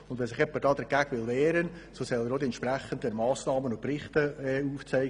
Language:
Swiss German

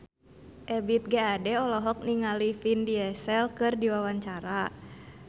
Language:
Sundanese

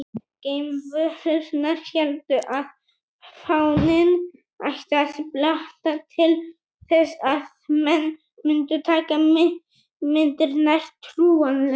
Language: Icelandic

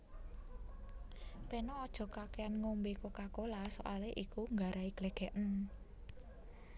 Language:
Javanese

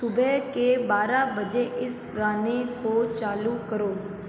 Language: Hindi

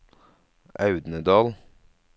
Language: Norwegian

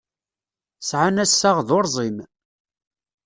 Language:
Kabyle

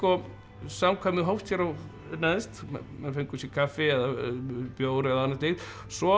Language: Icelandic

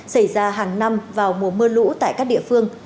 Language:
Vietnamese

